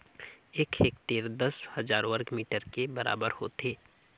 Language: Chhattisgarhi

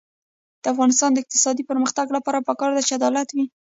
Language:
Pashto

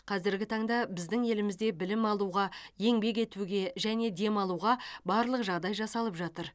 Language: Kazakh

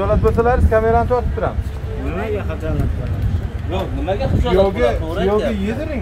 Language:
Turkish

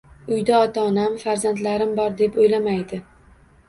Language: Uzbek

